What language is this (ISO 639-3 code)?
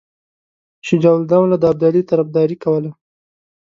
pus